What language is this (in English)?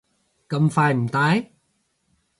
Cantonese